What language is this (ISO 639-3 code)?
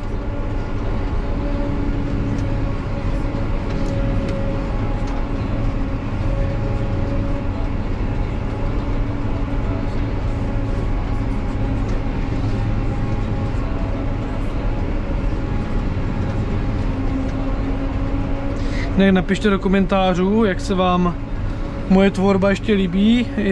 ces